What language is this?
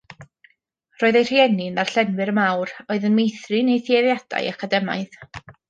Welsh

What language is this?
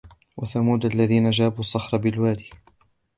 Arabic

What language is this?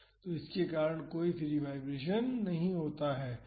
Hindi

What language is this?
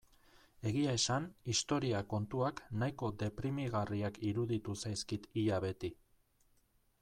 Basque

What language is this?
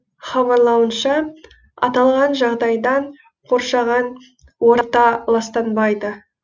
Kazakh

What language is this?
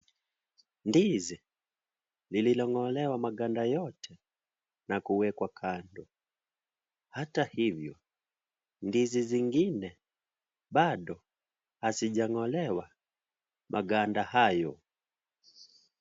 Swahili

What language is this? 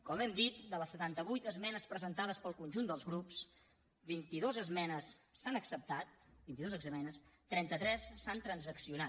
Catalan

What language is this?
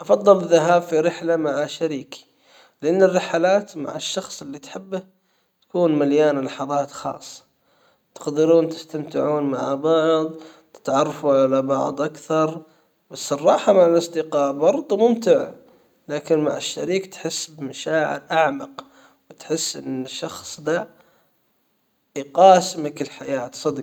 Hijazi Arabic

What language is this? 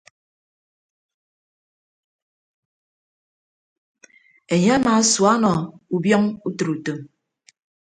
Ibibio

